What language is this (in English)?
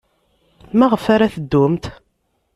Kabyle